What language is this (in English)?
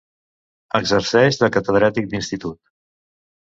Catalan